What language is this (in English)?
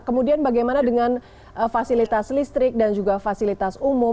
Indonesian